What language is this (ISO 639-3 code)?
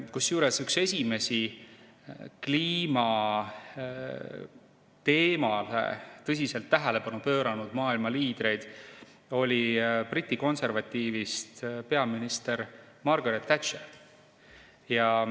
est